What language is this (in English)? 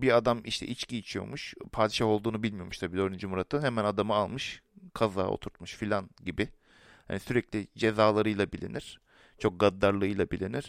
Turkish